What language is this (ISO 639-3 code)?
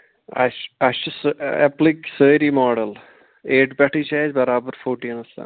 kas